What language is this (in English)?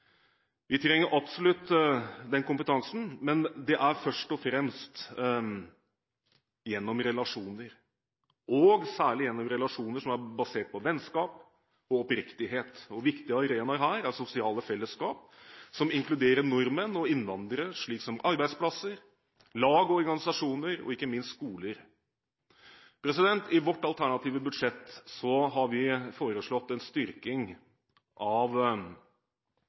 Norwegian Bokmål